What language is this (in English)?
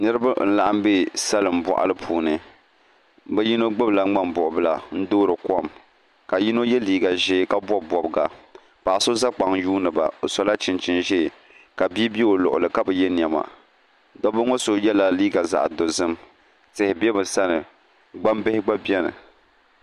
Dagbani